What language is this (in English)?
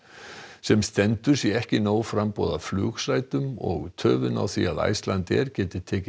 Icelandic